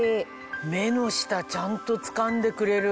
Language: Japanese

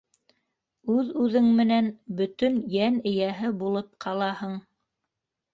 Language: Bashkir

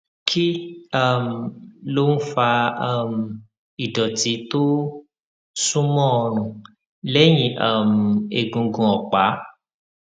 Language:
Yoruba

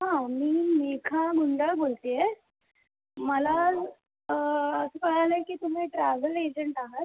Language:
Marathi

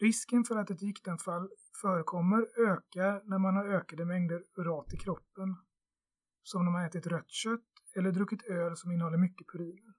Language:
Swedish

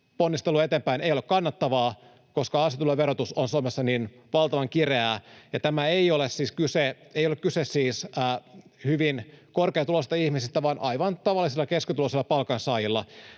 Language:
Finnish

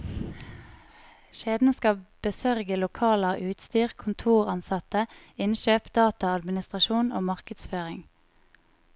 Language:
Norwegian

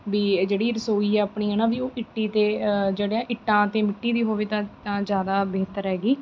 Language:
Punjabi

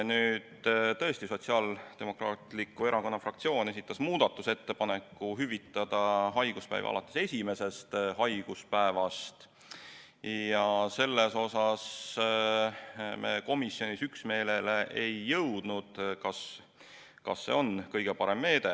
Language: Estonian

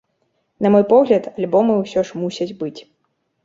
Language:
Belarusian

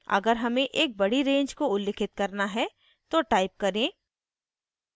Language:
Hindi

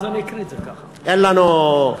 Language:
Hebrew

